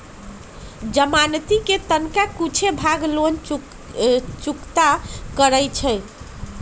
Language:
Magahi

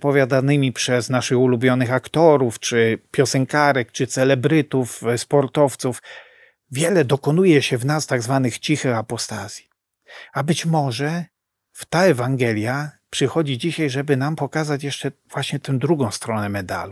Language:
Polish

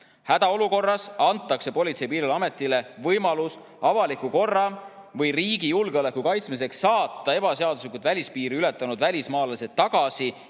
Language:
Estonian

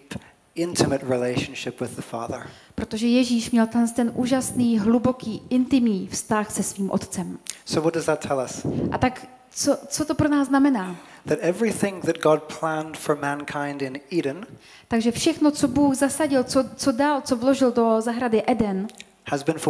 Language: Czech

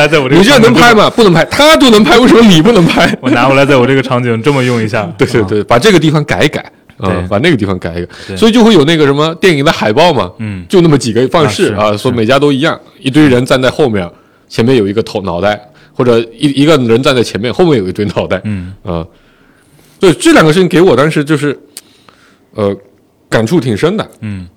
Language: Chinese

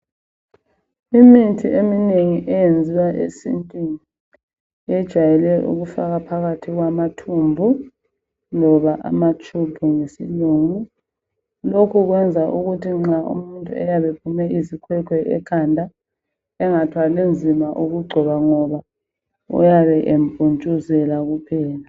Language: North Ndebele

